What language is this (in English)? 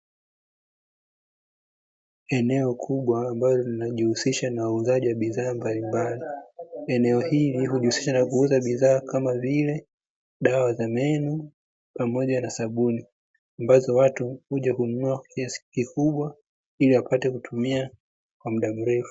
Swahili